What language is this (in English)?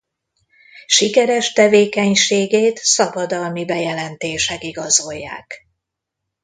Hungarian